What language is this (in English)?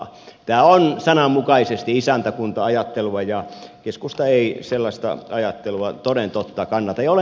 Finnish